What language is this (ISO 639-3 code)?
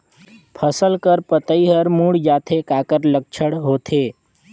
hne